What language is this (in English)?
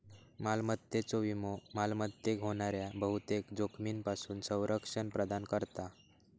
Marathi